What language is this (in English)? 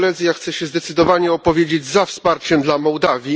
Polish